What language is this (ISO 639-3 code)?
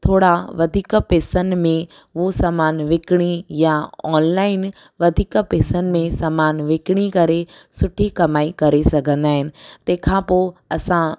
snd